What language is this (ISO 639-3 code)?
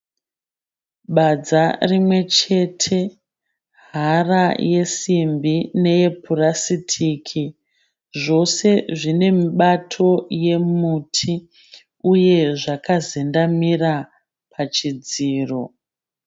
sna